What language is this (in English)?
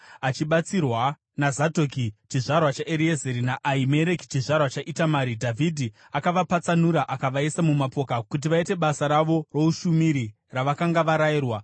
Shona